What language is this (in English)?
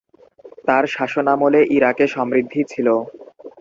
Bangla